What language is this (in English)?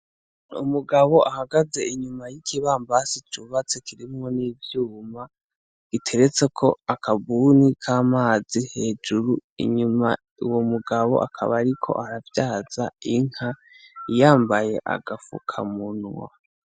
Rundi